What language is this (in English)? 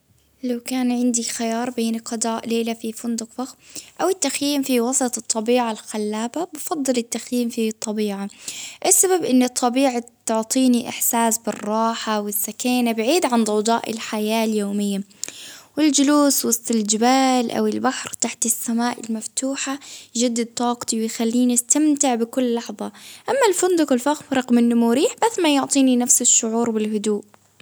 Baharna Arabic